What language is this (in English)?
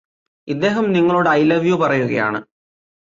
Malayalam